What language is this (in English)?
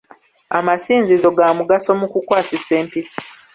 Ganda